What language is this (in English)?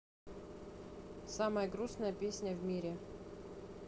Russian